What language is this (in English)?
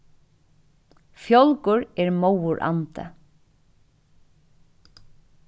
Faroese